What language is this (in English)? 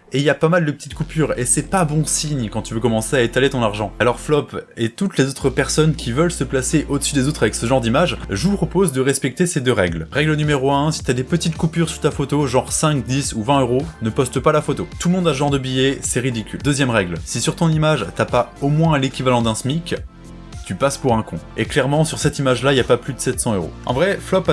French